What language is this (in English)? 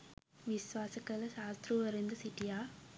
Sinhala